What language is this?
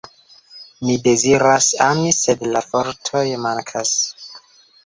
Esperanto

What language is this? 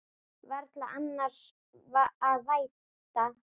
Icelandic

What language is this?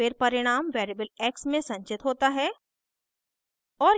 Hindi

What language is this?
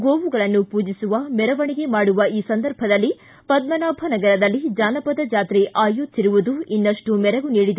Kannada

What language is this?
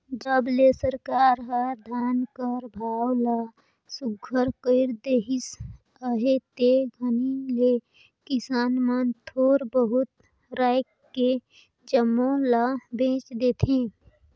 Chhattisgarhi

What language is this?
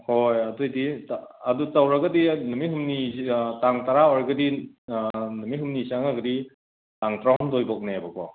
Manipuri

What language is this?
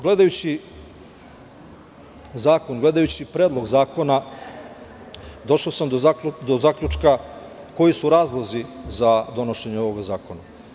Serbian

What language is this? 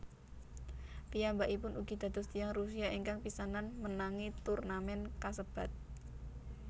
Javanese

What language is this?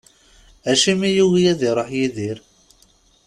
Kabyle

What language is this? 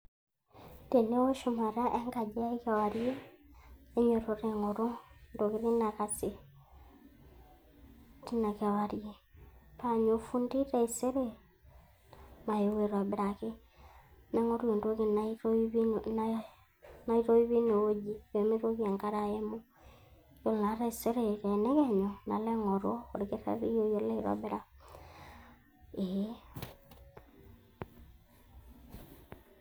Masai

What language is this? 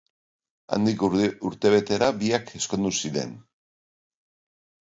Basque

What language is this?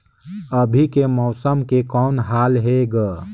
Chhattisgarhi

